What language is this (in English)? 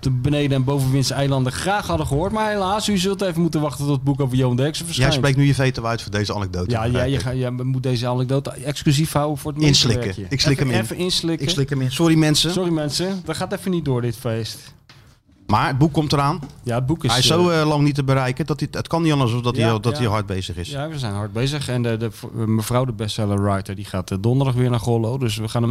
Dutch